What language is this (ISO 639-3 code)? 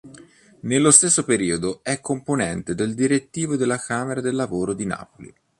ita